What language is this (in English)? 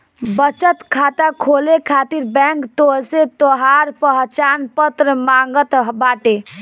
Bhojpuri